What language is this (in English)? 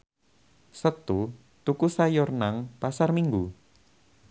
Javanese